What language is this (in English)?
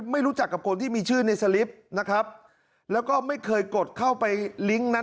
Thai